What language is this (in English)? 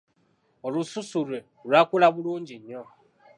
Ganda